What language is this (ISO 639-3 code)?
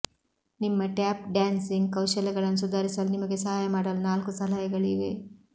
kan